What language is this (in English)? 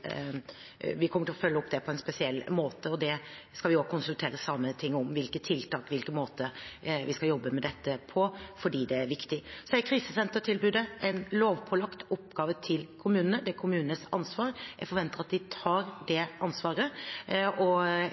Norwegian Bokmål